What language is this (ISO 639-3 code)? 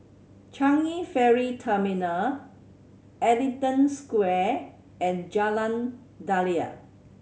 eng